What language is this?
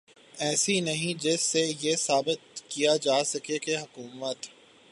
Urdu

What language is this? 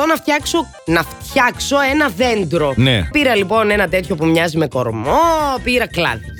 Greek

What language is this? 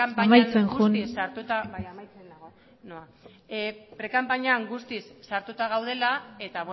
Basque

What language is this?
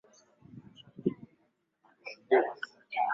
Swahili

